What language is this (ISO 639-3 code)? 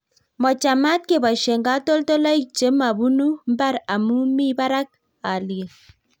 kln